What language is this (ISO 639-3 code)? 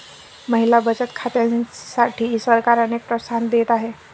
mar